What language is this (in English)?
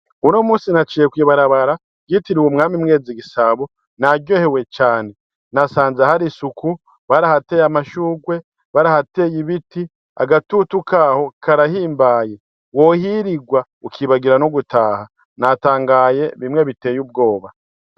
Rundi